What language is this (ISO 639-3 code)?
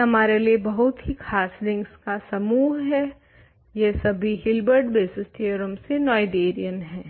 hin